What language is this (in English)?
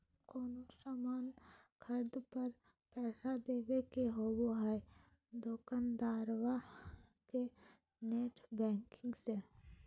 Magahi